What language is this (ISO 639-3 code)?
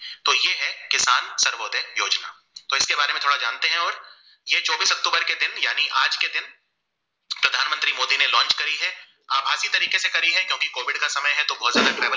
guj